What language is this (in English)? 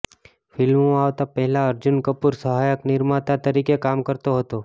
Gujarati